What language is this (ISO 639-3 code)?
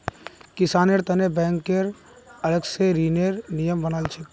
mag